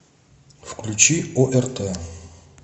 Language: Russian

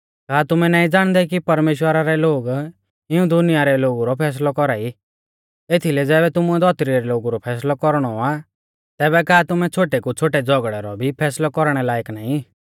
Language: Mahasu Pahari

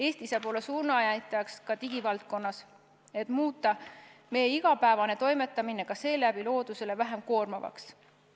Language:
Estonian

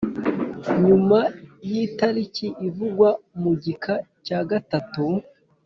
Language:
Kinyarwanda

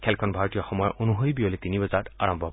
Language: Assamese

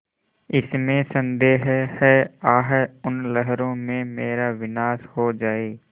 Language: Hindi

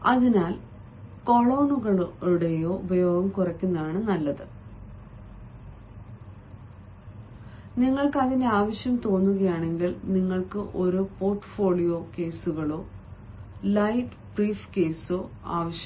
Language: Malayalam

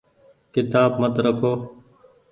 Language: Goaria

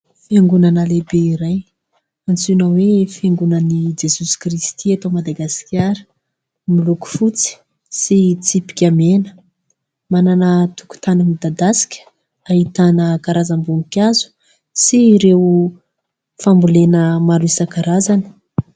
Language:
Malagasy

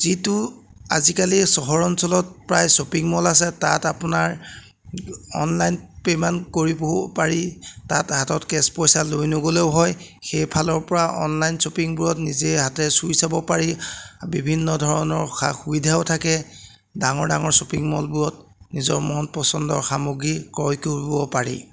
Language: Assamese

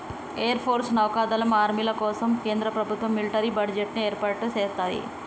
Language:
Telugu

